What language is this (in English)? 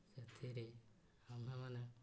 Odia